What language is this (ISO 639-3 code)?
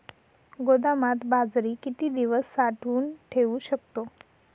mar